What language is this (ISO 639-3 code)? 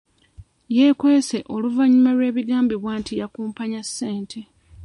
lug